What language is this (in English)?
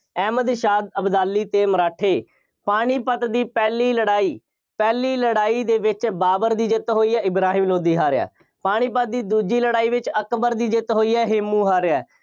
Punjabi